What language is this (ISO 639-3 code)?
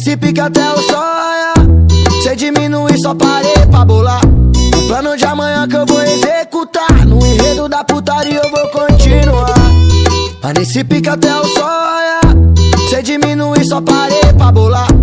por